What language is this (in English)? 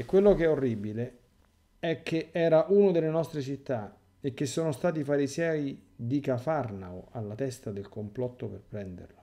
Italian